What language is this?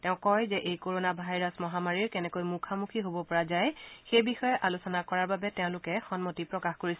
Assamese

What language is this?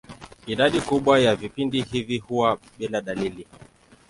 Swahili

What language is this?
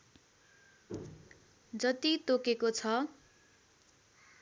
Nepali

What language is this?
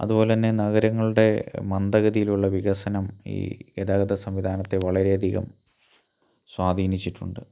Malayalam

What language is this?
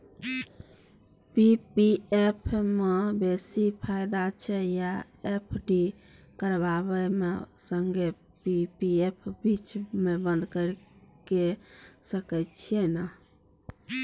Maithili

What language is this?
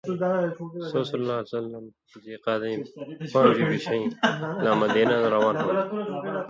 Indus Kohistani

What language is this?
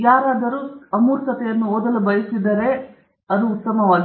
Kannada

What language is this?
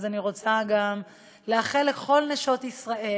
Hebrew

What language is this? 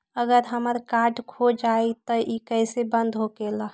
Magahi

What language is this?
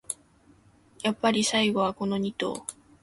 Japanese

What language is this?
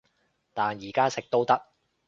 Cantonese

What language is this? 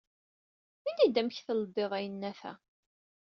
Kabyle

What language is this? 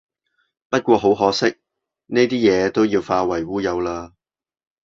Cantonese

